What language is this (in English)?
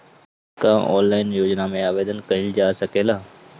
Bhojpuri